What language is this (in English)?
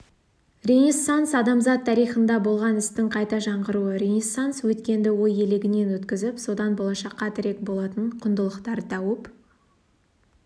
Kazakh